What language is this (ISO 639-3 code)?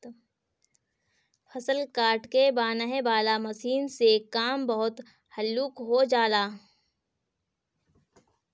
bho